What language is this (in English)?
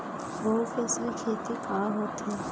Chhattisgarhi